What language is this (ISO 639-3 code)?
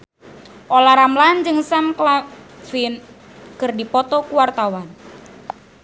sun